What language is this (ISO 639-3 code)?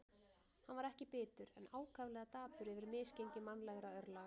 isl